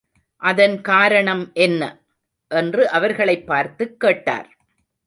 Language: Tamil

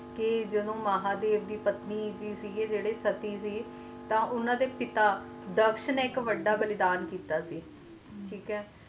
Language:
Punjabi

